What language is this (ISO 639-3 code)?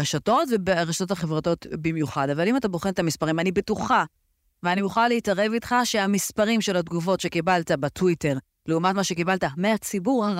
heb